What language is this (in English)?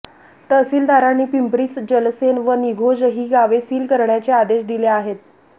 Marathi